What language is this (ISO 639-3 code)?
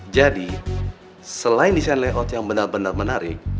ind